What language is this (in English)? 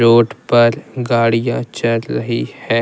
Hindi